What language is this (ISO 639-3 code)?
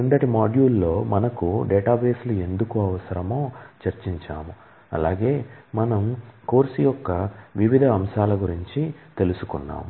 tel